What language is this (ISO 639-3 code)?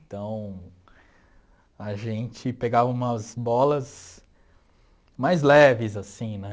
por